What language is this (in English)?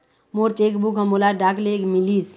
Chhattisgarhi